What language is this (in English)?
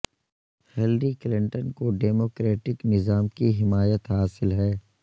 Urdu